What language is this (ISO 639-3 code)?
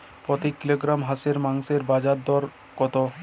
ben